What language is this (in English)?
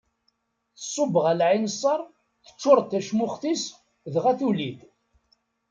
Kabyle